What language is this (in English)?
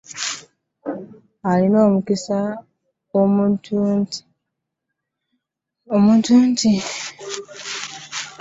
Ganda